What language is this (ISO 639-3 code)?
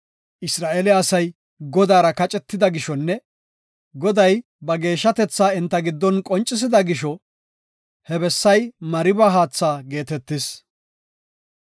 gof